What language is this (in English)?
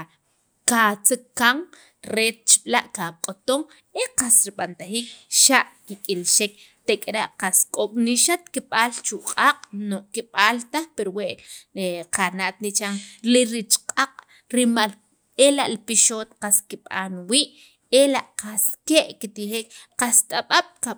Sacapulteco